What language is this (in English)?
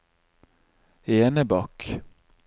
Norwegian